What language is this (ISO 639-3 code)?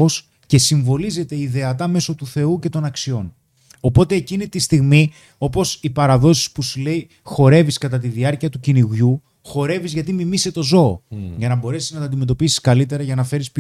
ell